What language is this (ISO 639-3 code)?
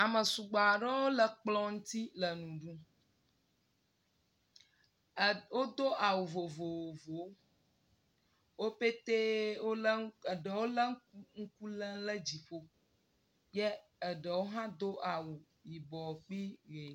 ewe